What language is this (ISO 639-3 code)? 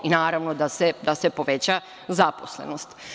srp